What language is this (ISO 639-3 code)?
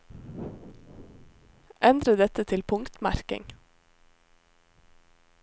nor